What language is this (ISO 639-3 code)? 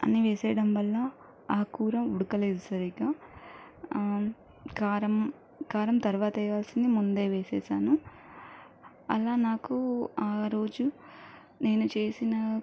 tel